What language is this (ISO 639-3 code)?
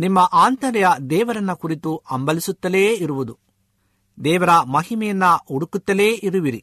kan